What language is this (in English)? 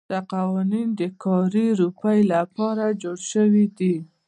Pashto